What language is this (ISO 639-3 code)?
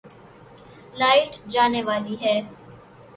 urd